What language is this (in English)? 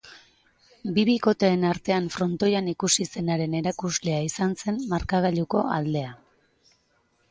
Basque